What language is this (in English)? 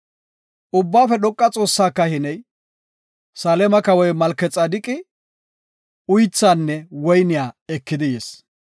Gofa